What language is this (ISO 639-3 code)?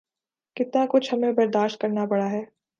urd